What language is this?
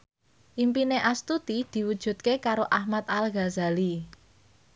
Javanese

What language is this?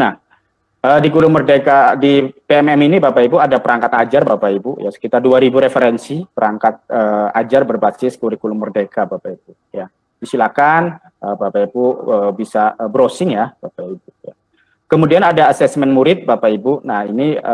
Indonesian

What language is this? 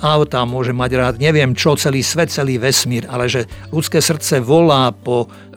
Slovak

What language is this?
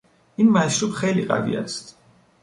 Persian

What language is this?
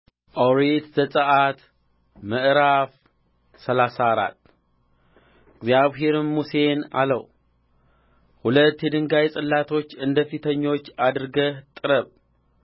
Amharic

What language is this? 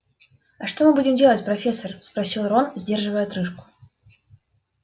Russian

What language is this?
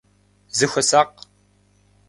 Kabardian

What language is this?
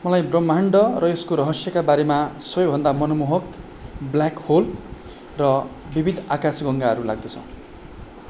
Nepali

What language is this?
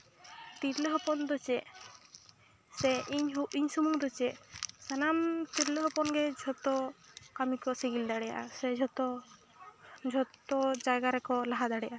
Santali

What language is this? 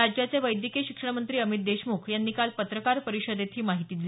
Marathi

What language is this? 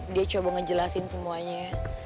Indonesian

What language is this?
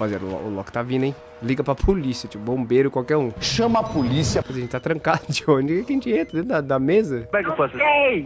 Portuguese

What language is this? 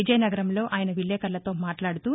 Telugu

